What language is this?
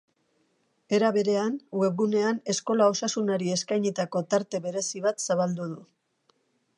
Basque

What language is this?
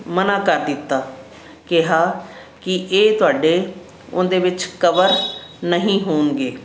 Punjabi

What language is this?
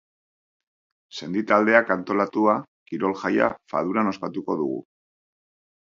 Basque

